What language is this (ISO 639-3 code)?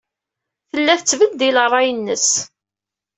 kab